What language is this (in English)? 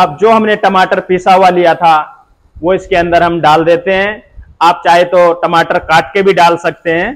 Hindi